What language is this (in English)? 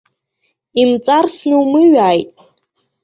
Abkhazian